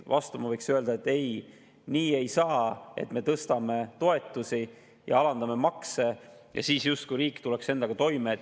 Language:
Estonian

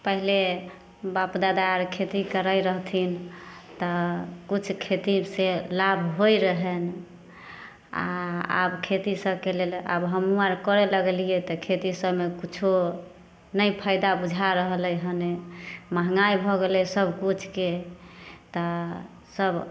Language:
Maithili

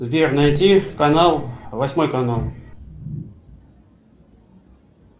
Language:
Russian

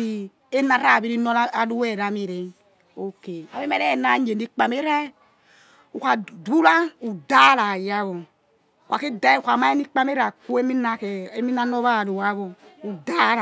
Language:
Yekhee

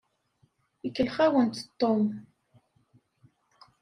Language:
Kabyle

